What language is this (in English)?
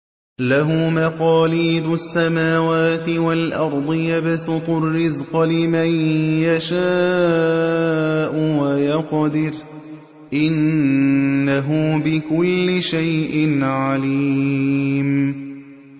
Arabic